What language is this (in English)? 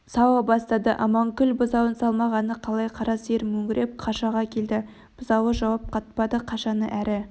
Kazakh